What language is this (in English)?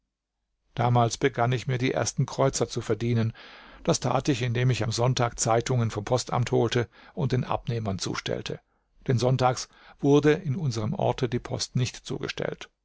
German